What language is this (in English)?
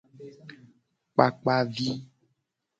Gen